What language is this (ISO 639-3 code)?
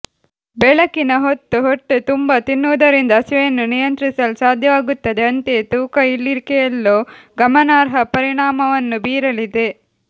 kan